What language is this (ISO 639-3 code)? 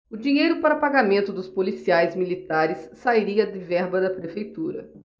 por